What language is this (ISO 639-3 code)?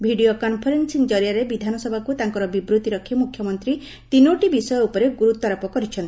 ori